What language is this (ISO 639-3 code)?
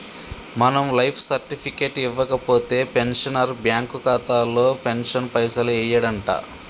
tel